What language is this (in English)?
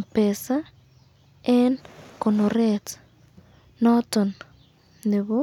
Kalenjin